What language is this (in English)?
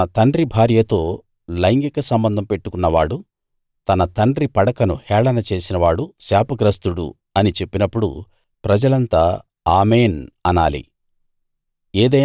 Telugu